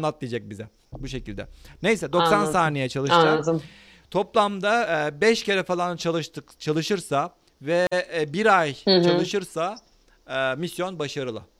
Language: Turkish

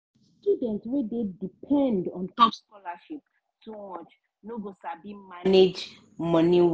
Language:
Nigerian Pidgin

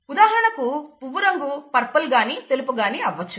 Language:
Telugu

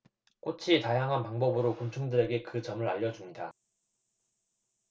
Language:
Korean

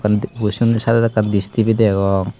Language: Chakma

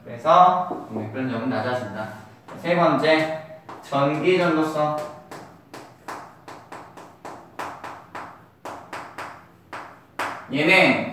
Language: Korean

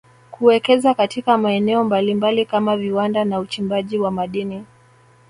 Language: Swahili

